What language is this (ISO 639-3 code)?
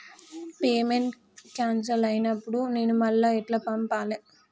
tel